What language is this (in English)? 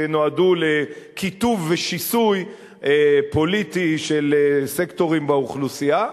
Hebrew